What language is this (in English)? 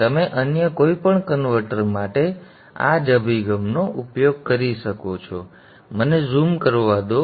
Gujarati